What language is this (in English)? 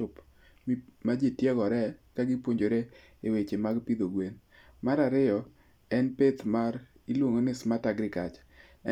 Luo (Kenya and Tanzania)